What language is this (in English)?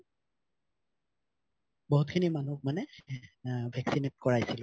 Assamese